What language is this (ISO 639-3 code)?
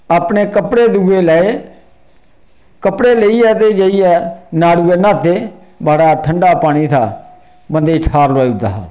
doi